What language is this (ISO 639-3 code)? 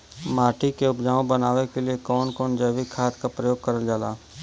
bho